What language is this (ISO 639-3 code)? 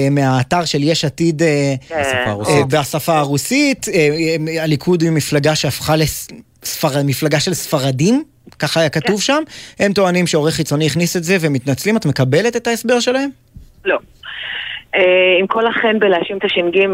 heb